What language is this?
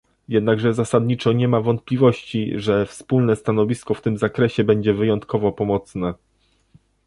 Polish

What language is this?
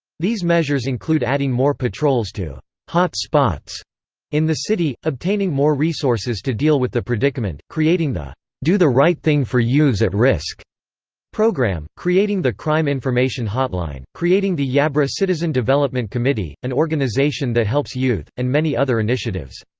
English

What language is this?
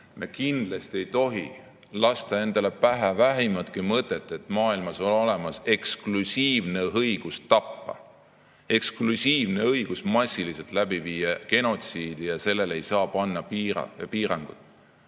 Estonian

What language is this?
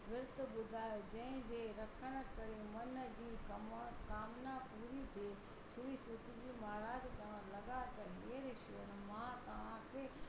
Sindhi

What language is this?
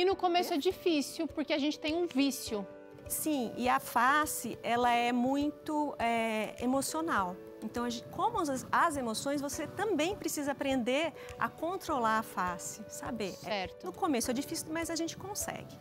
Portuguese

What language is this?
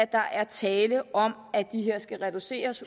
Danish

